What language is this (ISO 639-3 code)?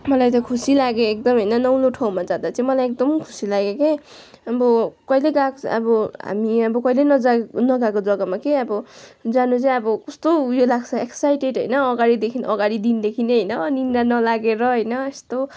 nep